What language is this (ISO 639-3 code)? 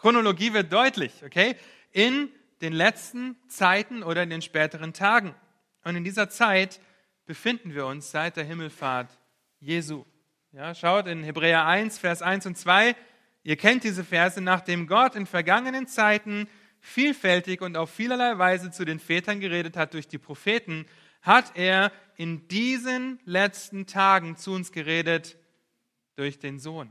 deu